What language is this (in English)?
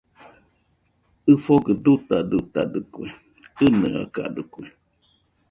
Nüpode Huitoto